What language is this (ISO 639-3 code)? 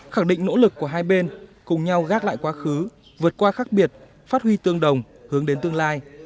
vie